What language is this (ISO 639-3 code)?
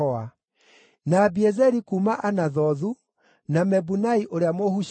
kik